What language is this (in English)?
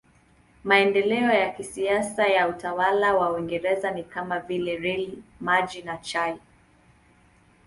Swahili